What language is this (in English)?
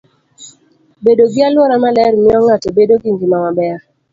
Luo (Kenya and Tanzania)